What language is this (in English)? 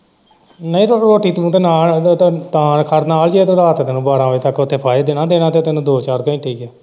Punjabi